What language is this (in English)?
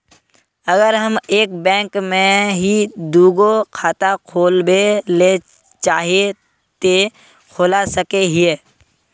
Magahi